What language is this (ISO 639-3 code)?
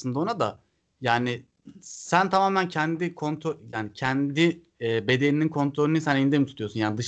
tur